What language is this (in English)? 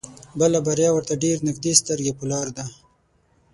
Pashto